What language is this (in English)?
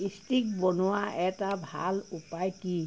Assamese